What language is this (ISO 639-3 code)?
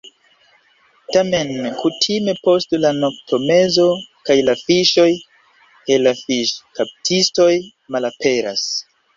epo